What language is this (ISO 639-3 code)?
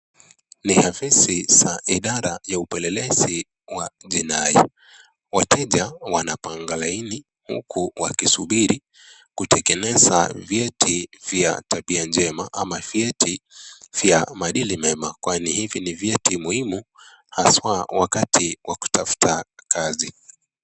swa